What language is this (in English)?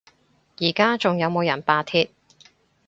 Cantonese